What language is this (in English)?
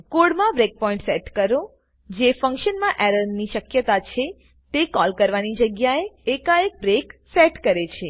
Gujarati